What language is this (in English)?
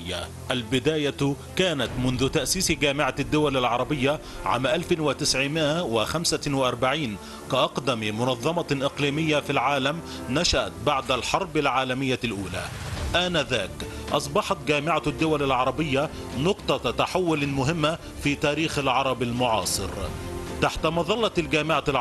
Arabic